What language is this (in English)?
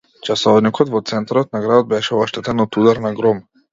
Macedonian